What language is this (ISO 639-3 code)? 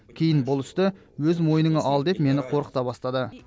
kaz